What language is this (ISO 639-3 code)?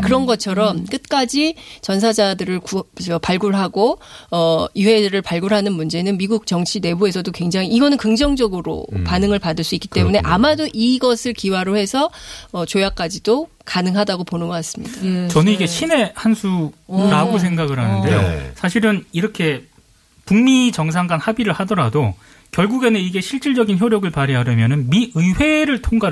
kor